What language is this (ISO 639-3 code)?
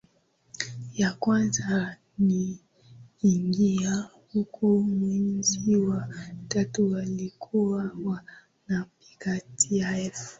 swa